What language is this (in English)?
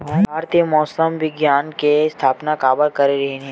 Chhattisgarhi